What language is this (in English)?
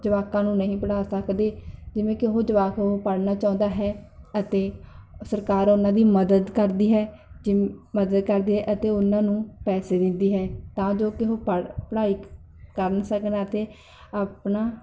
Punjabi